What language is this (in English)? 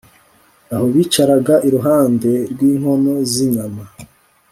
Kinyarwanda